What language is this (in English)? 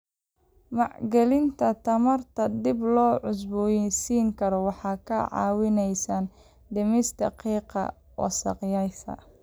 Somali